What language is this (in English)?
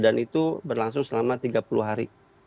Indonesian